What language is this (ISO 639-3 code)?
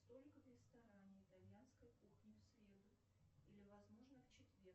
rus